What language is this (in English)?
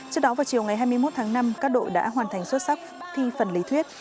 Vietnamese